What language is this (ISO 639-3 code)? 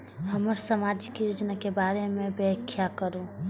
mai